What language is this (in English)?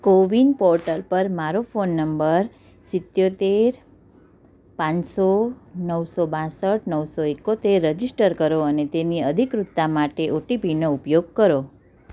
Gujarati